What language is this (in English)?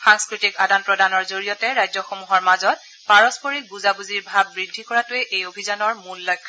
Assamese